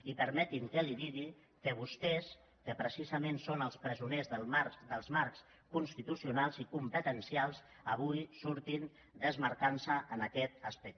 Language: Catalan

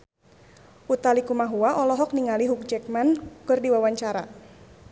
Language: Sundanese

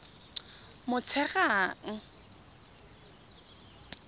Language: Tswana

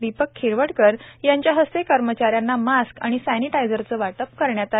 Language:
Marathi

